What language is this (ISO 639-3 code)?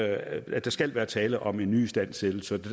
dan